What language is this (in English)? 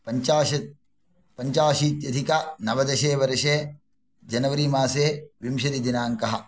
Sanskrit